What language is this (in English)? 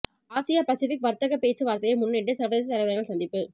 Tamil